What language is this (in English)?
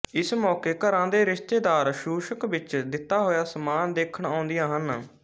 Punjabi